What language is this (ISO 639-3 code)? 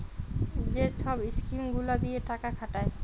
ben